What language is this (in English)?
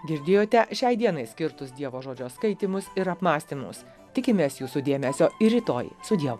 Lithuanian